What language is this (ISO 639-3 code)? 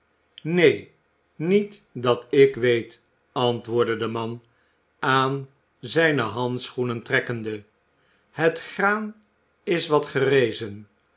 nld